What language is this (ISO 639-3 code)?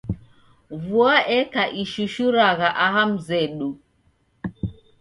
dav